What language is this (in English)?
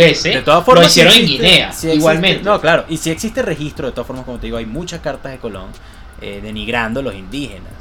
Spanish